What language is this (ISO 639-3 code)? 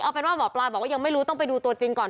tha